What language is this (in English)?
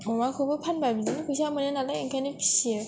Bodo